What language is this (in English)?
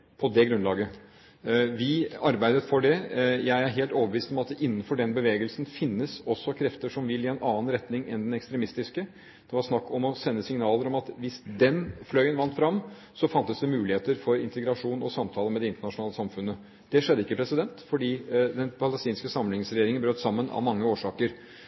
Norwegian Bokmål